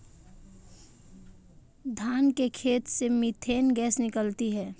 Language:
Hindi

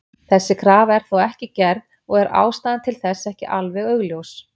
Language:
Icelandic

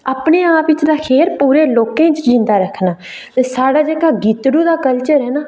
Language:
Dogri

